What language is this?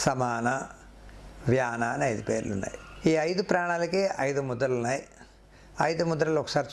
Portuguese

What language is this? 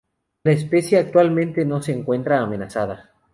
Spanish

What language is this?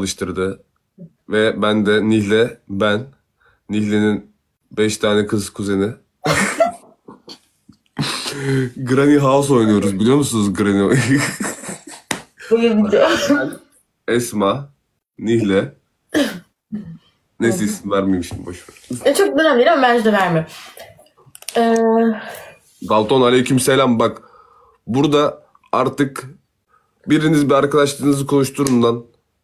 Turkish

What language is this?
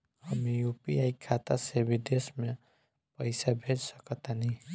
Bhojpuri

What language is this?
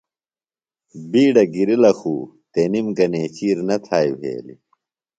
Phalura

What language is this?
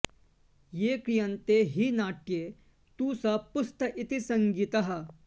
Sanskrit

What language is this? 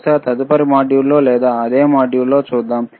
Telugu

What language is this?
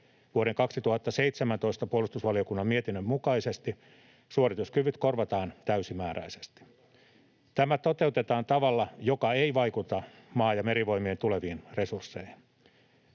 Finnish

